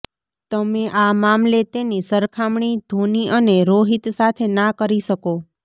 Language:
Gujarati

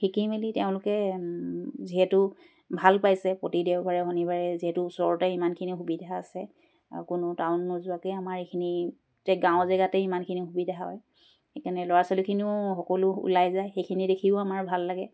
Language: Assamese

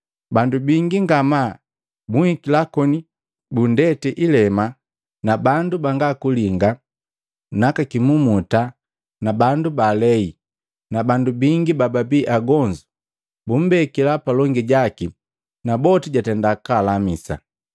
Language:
Matengo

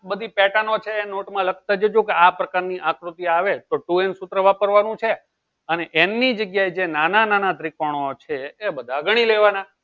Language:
Gujarati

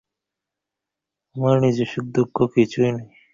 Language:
Bangla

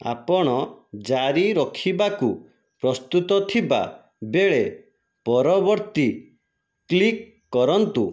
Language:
Odia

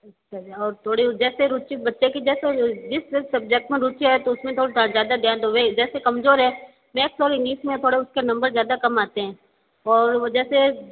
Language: Hindi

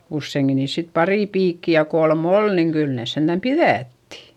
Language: Finnish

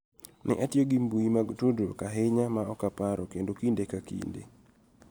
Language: Luo (Kenya and Tanzania)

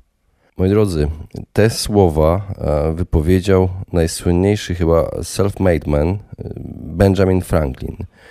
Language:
Polish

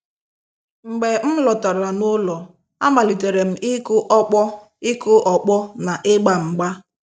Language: Igbo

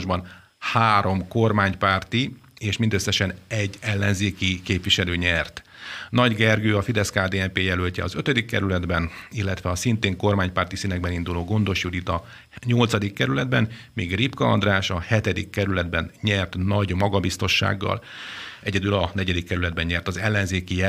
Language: Hungarian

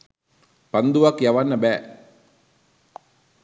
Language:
Sinhala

